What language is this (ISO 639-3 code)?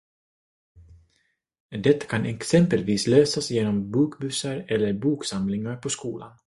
swe